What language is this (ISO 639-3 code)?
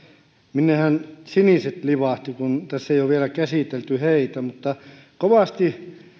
fin